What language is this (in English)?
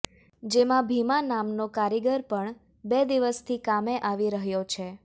Gujarati